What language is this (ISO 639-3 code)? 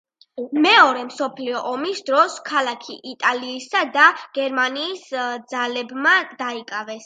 kat